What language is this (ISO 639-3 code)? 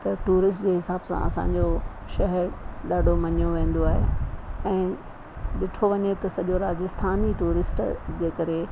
snd